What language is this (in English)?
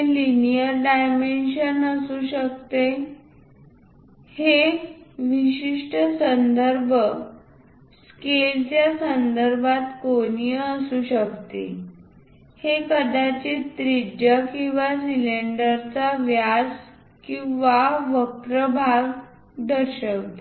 Marathi